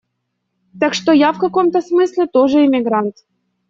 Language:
Russian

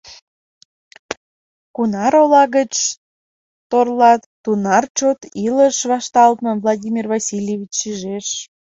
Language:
Mari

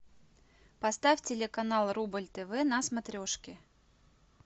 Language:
Russian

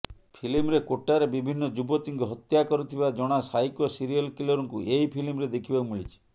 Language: Odia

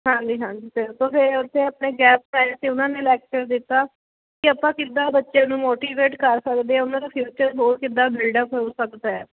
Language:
Punjabi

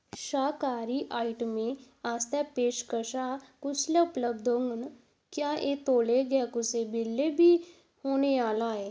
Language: Dogri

